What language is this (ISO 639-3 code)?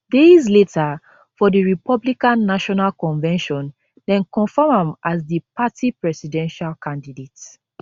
pcm